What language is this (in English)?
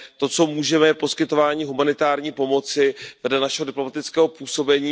Czech